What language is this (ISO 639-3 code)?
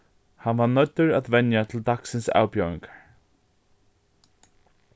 fao